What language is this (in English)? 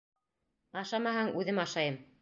Bashkir